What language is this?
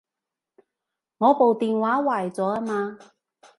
Cantonese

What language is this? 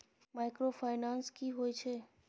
Maithili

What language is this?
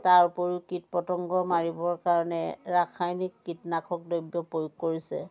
Assamese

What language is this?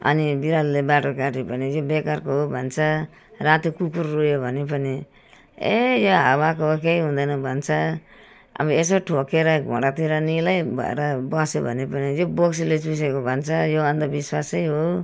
Nepali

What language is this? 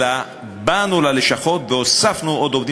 Hebrew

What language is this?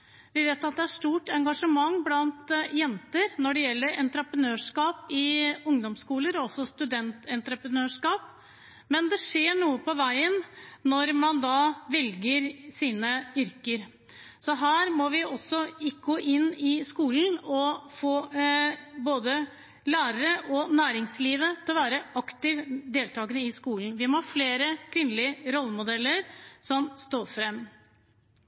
Norwegian Bokmål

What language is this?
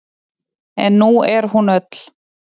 Icelandic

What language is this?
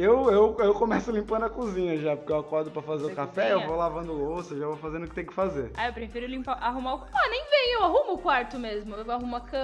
Portuguese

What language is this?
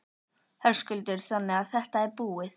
Icelandic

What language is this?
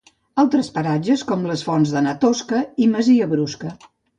Catalan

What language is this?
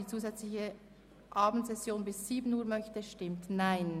Swiss German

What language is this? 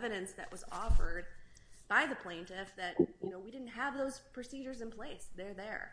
English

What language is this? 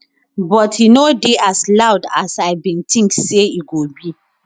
Nigerian Pidgin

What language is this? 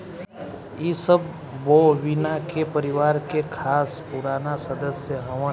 Bhojpuri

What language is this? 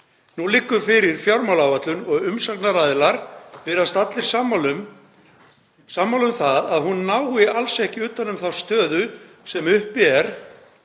Icelandic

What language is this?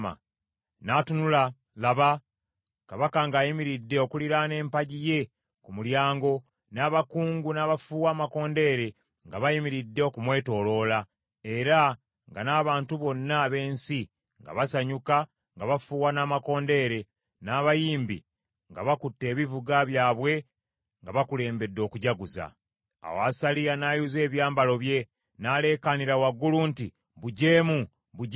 Ganda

